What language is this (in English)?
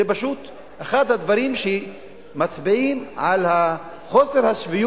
Hebrew